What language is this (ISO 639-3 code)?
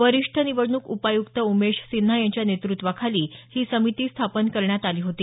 mar